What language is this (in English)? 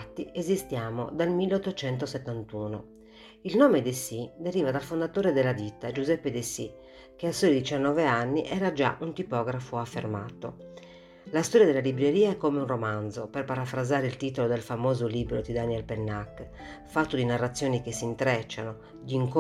Italian